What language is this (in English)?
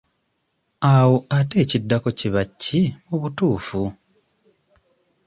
Ganda